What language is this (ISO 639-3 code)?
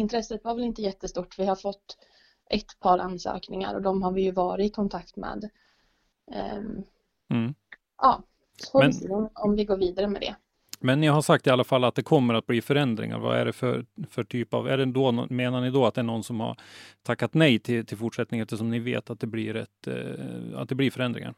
swe